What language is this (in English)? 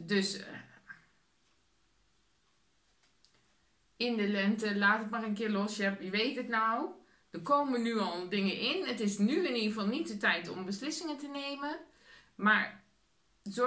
Dutch